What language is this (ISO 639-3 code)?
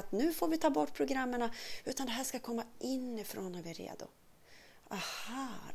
swe